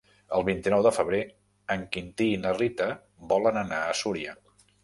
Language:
Catalan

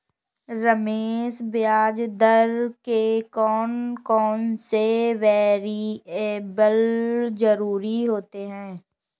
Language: Hindi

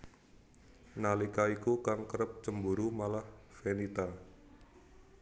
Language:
Javanese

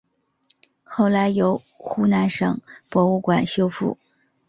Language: Chinese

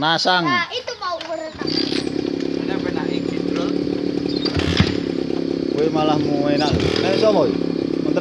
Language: Indonesian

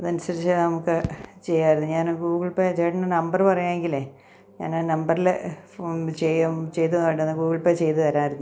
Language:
Malayalam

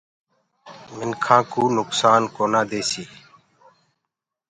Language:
Gurgula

